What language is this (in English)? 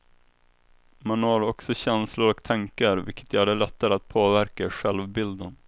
Swedish